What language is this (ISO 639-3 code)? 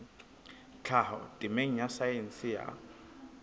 sot